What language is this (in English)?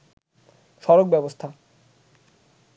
Bangla